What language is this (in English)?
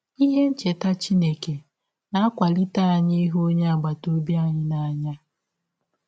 Igbo